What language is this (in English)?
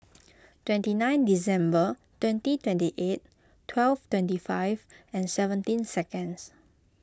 English